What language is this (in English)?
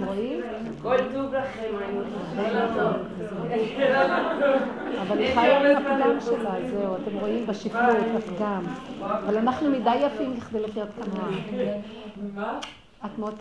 Hebrew